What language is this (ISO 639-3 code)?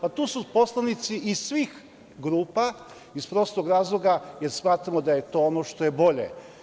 srp